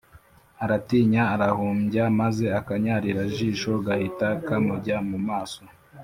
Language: Kinyarwanda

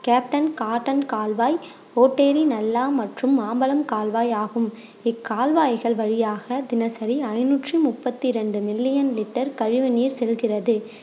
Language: Tamil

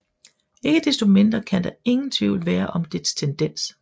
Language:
Danish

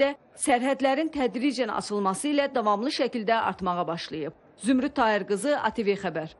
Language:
Turkish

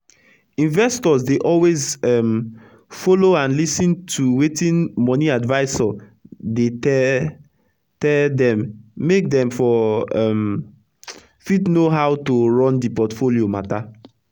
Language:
Nigerian Pidgin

